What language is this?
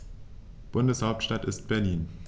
German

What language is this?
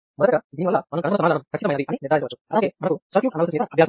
Telugu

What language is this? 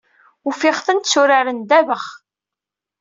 Kabyle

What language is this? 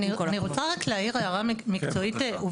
Hebrew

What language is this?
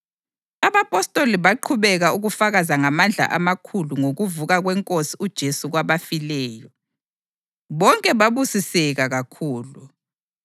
North Ndebele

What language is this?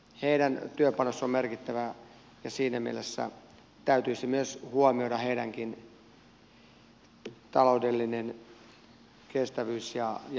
Finnish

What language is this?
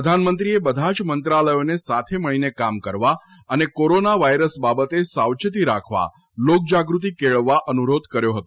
Gujarati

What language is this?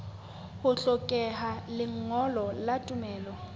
Southern Sotho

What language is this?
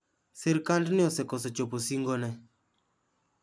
Luo (Kenya and Tanzania)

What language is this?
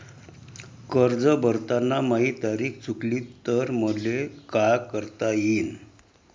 Marathi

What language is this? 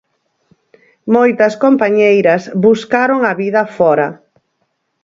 Galician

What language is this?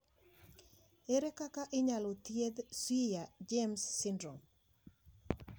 Luo (Kenya and Tanzania)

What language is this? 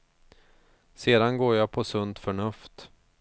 Swedish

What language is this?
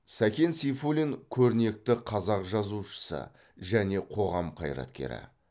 Kazakh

